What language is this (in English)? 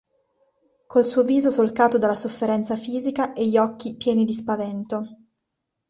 Italian